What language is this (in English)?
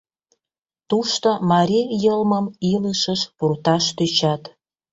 Mari